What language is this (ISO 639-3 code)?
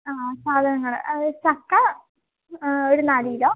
mal